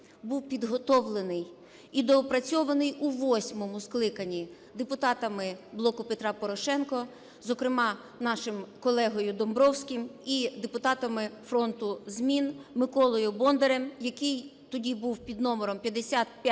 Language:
Ukrainian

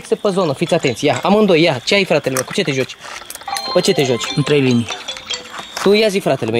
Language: Romanian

